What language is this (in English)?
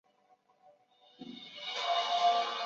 Chinese